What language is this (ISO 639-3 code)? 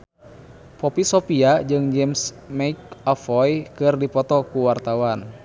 sun